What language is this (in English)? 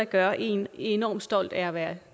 Danish